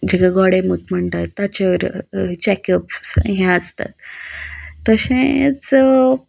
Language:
Konkani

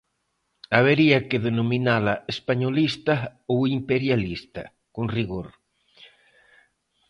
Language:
Galician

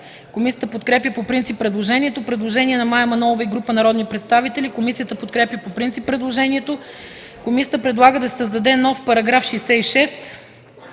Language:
Bulgarian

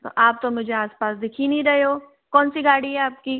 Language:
Hindi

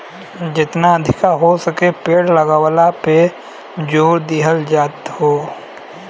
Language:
Bhojpuri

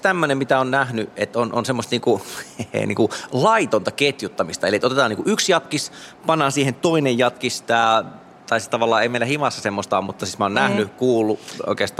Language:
Finnish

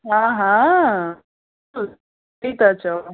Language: Sindhi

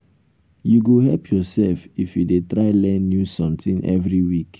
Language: Nigerian Pidgin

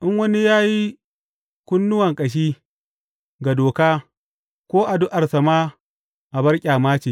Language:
Hausa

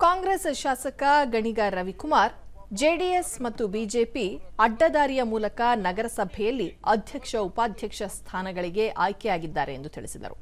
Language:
Kannada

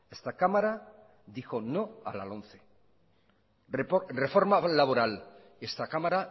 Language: Spanish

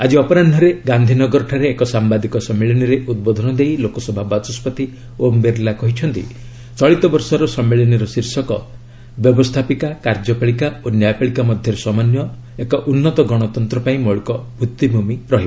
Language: Odia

